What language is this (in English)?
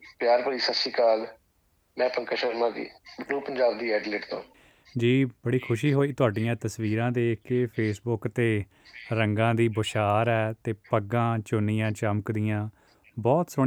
Punjabi